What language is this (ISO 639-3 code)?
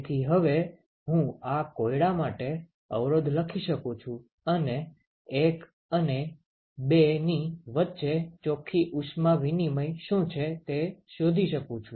guj